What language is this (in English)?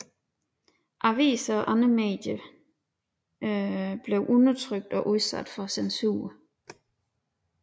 Danish